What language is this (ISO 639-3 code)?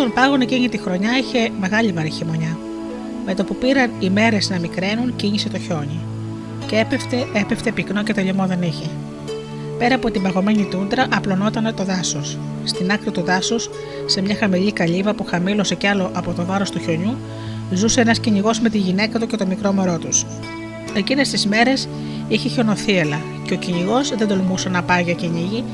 ell